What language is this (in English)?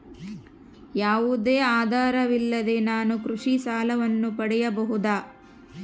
Kannada